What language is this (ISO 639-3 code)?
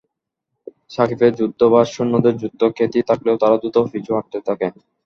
ben